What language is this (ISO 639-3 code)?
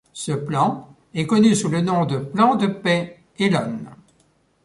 fra